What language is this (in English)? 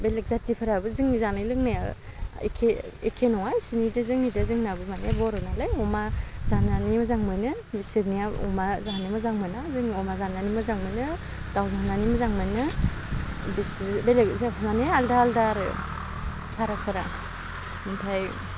Bodo